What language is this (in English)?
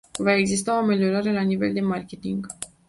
Romanian